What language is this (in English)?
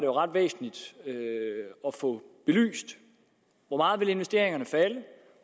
Danish